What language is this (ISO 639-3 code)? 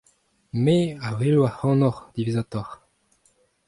bre